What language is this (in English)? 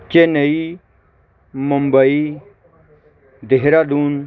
Punjabi